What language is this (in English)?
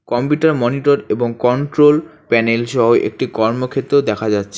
Bangla